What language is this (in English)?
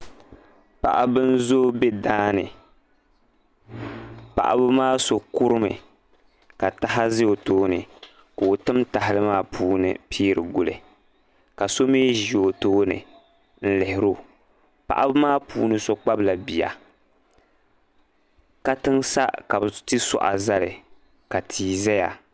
Dagbani